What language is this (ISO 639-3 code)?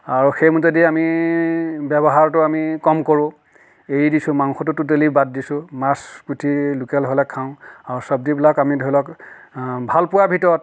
asm